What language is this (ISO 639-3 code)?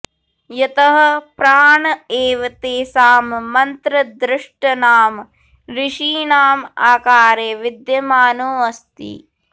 san